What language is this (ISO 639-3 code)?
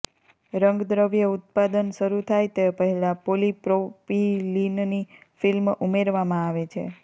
guj